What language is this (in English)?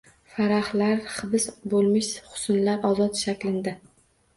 Uzbek